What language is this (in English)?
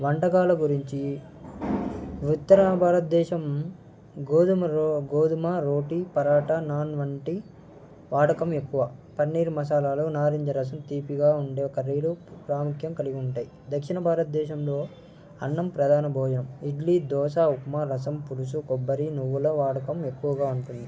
Telugu